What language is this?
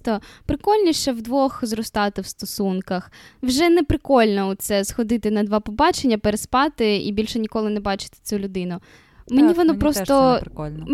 Ukrainian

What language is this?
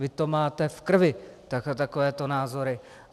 Czech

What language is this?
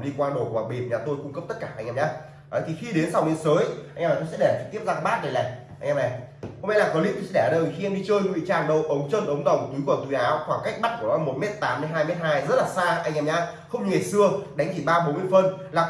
Vietnamese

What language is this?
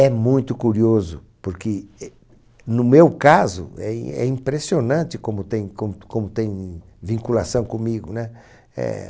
Portuguese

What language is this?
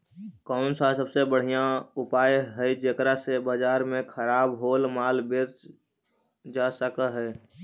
Magahi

